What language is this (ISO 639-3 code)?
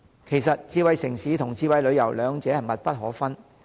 yue